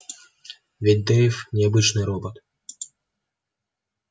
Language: Russian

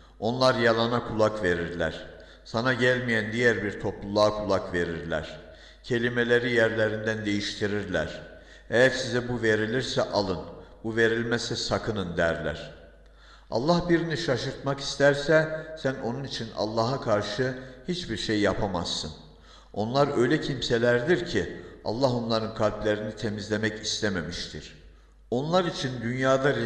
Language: Turkish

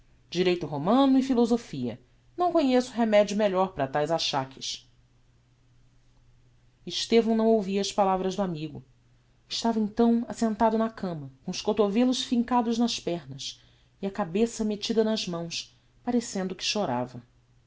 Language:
Portuguese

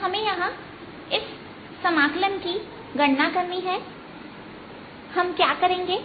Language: Hindi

